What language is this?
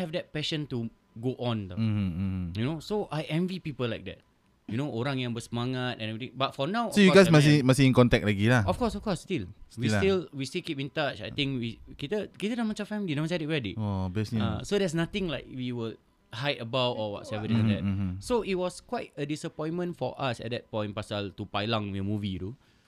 Malay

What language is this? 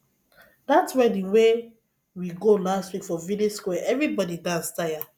Nigerian Pidgin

